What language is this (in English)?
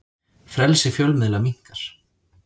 Icelandic